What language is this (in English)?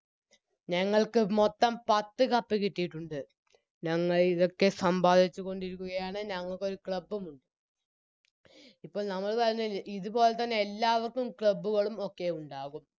Malayalam